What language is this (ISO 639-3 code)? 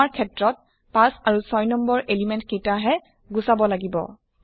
asm